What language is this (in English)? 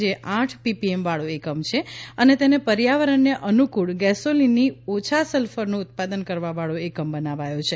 Gujarati